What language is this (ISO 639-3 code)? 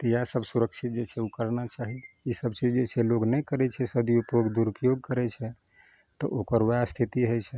mai